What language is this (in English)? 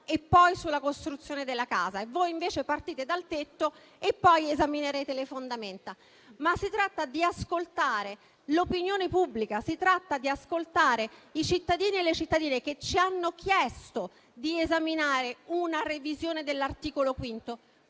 Italian